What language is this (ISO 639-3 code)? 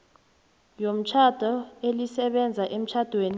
nbl